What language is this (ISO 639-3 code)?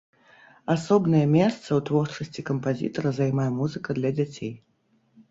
bel